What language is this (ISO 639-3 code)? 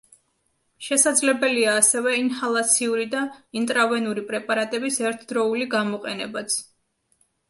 kat